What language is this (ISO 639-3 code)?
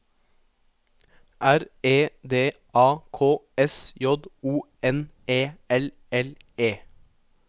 nor